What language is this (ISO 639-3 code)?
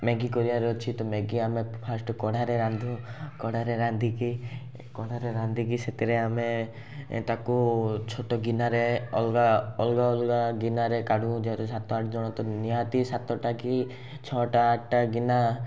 ori